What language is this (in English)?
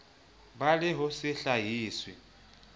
Southern Sotho